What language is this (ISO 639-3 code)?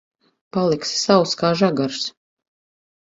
lav